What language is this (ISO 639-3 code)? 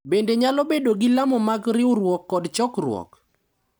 luo